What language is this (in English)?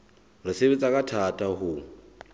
Southern Sotho